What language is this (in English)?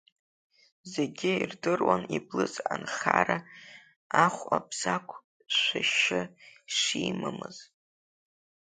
Abkhazian